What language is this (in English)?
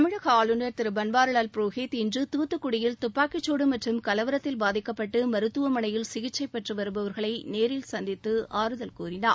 Tamil